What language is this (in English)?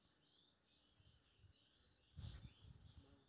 Maithili